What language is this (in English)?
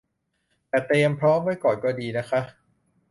Thai